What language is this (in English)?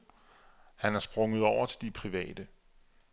Danish